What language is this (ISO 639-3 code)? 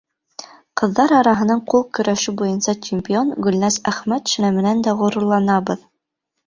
bak